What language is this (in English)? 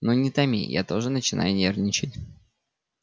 Russian